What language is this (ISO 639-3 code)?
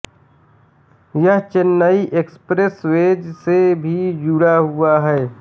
hin